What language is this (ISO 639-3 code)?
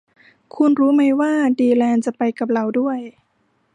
tha